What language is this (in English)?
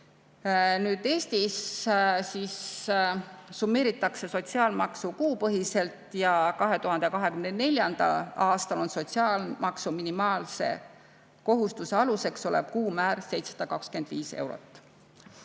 Estonian